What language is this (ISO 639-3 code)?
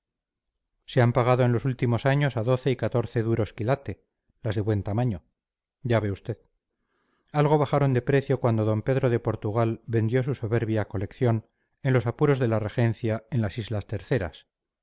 spa